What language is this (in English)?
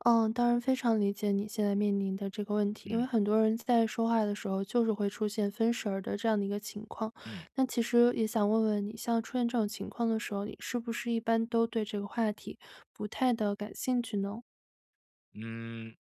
Chinese